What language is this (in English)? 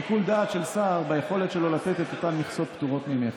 Hebrew